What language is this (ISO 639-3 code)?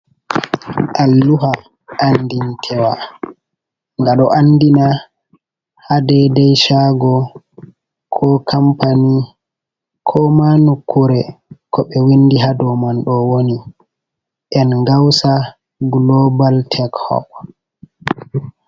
ful